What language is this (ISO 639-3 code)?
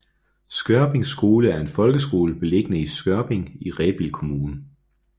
dan